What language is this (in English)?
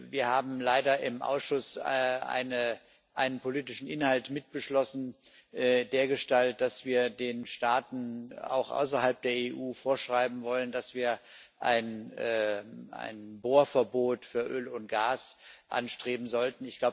German